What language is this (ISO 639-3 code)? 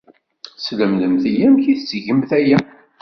kab